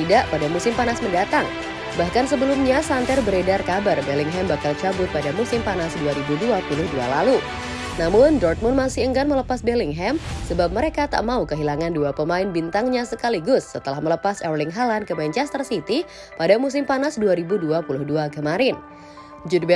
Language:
Indonesian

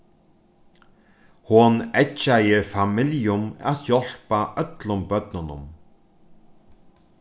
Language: Faroese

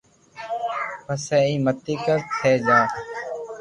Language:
Loarki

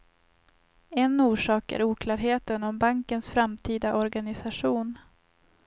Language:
Swedish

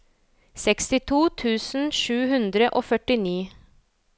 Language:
Norwegian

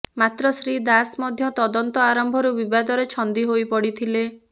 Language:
Odia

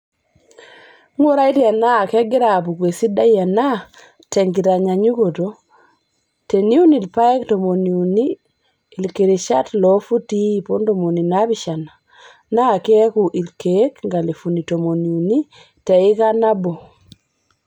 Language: Masai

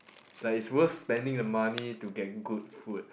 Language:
English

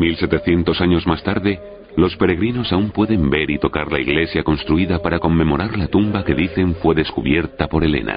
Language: Spanish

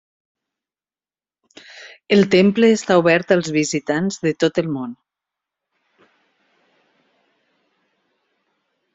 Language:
Catalan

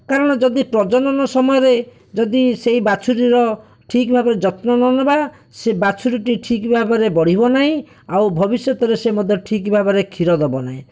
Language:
Odia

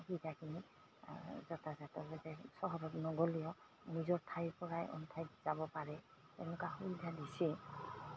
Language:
Assamese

